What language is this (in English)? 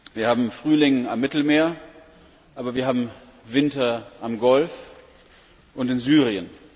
German